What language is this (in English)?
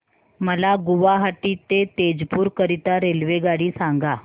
Marathi